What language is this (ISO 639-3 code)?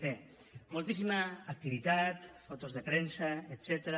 cat